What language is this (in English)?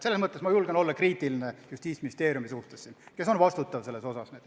Estonian